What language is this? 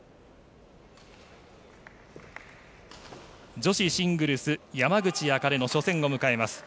Japanese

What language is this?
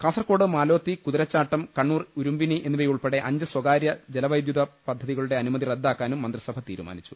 Malayalam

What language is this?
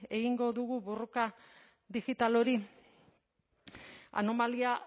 Basque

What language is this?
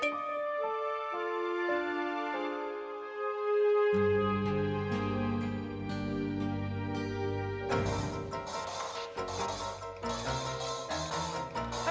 Indonesian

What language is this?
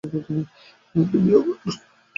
Bangla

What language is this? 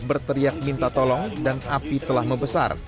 Indonesian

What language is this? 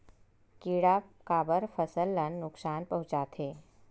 Chhattisgarhi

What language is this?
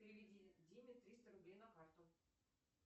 Russian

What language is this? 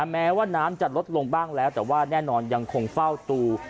Thai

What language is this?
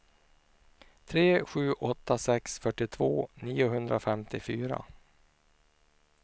Swedish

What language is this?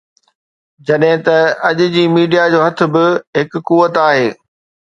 Sindhi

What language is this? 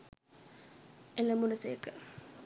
Sinhala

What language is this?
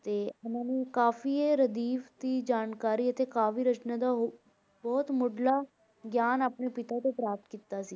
Punjabi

